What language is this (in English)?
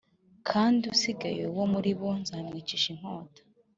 Kinyarwanda